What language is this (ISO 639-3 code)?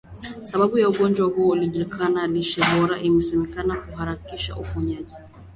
swa